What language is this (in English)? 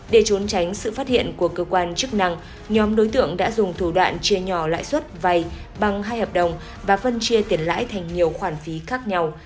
Vietnamese